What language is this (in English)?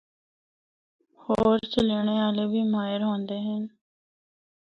Northern Hindko